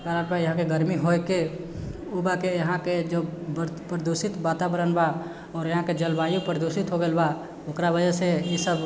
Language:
Maithili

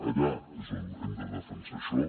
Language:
Catalan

